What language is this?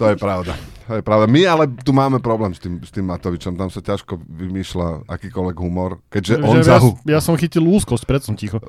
Slovak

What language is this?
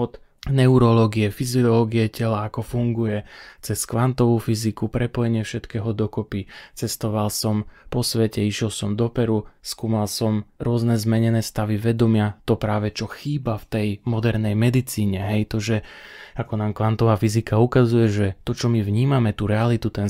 Slovak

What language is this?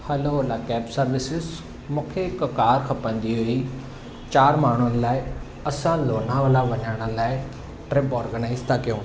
Sindhi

